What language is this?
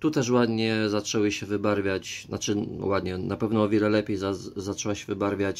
Polish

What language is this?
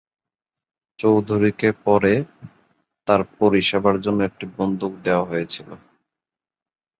Bangla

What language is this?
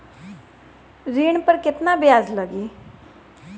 Bhojpuri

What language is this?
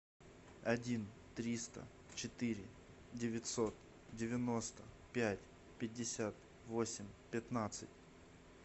Russian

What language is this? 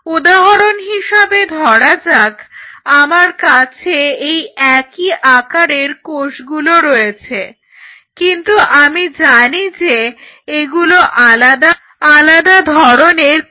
Bangla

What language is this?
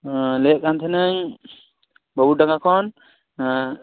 Santali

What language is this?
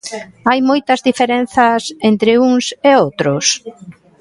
Galician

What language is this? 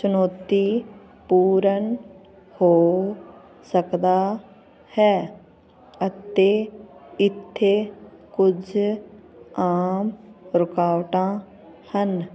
Punjabi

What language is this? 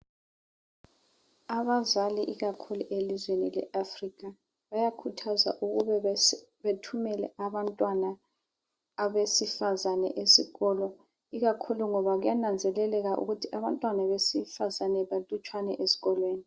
North Ndebele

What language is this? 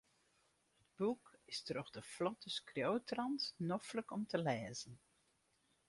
Western Frisian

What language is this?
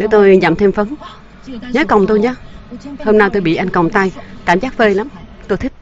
Vietnamese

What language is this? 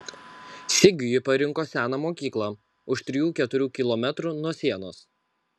Lithuanian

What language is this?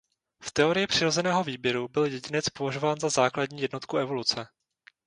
Czech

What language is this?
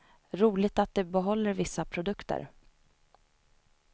Swedish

